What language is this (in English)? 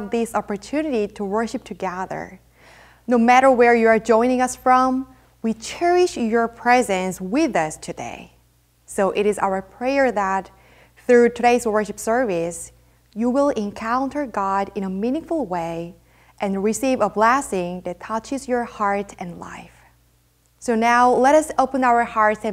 English